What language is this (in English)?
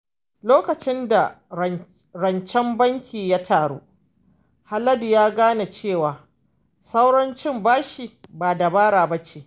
Hausa